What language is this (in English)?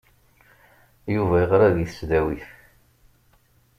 Kabyle